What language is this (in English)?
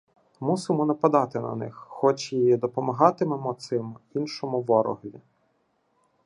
Ukrainian